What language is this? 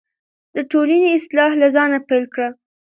Pashto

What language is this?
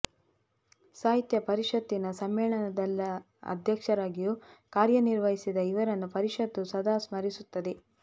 Kannada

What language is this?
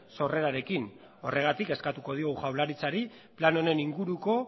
Basque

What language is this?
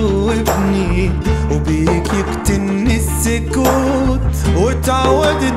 Arabic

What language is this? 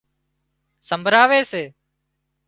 Wadiyara Koli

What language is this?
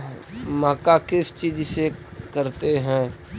Magahi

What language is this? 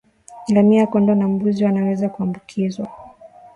Swahili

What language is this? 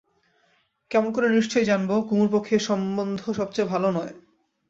Bangla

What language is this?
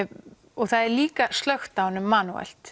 Icelandic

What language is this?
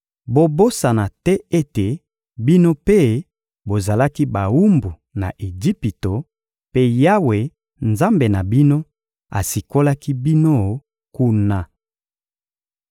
Lingala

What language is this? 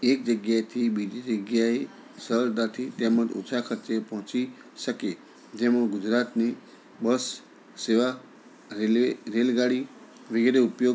Gujarati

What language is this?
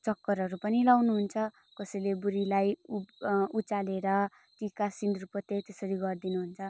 Nepali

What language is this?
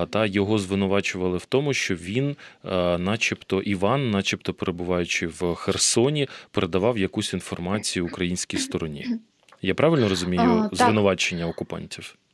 Ukrainian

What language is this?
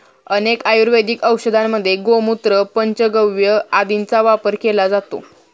Marathi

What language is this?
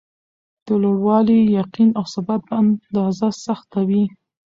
Pashto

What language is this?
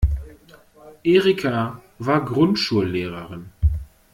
German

